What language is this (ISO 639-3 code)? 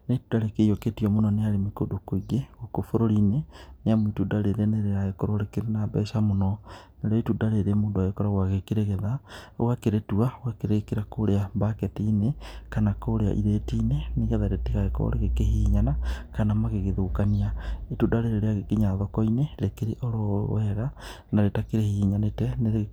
kik